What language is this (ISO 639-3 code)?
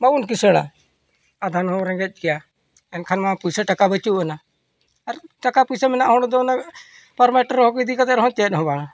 sat